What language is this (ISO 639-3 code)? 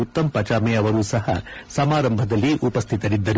kan